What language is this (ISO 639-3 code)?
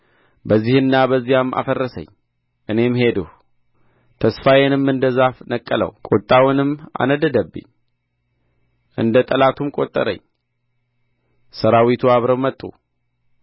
amh